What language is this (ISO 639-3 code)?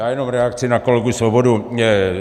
ces